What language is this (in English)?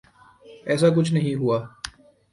Urdu